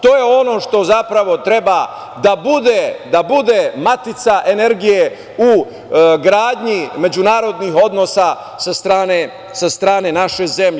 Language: Serbian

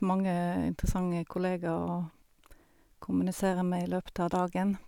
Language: Norwegian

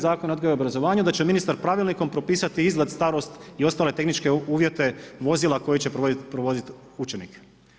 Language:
Croatian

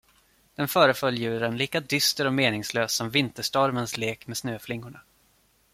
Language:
Swedish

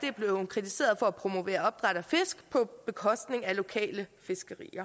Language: Danish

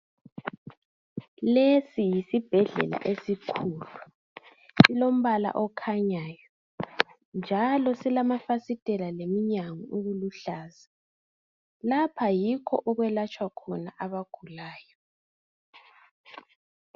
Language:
North Ndebele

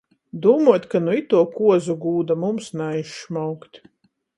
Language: Latgalian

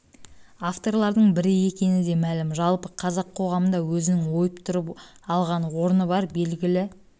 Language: Kazakh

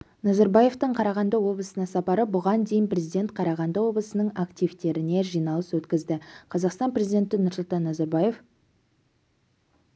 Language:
Kazakh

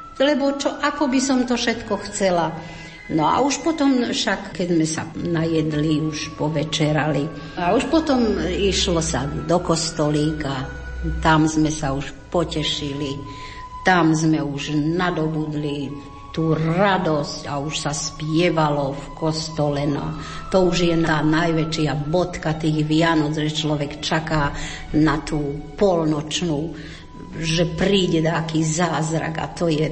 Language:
Slovak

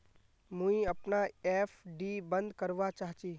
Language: Magahi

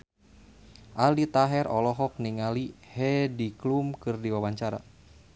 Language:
Sundanese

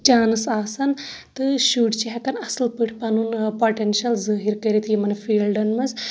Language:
Kashmiri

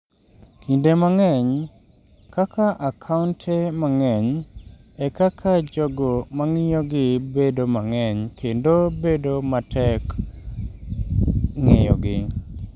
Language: Luo (Kenya and Tanzania)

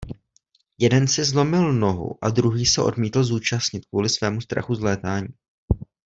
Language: Czech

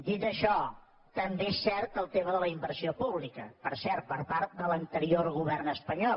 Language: Catalan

